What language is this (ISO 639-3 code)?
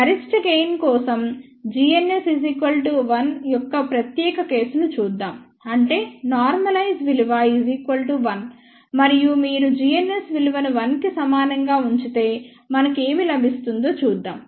tel